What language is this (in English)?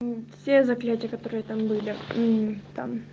Russian